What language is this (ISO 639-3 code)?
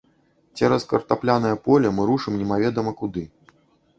bel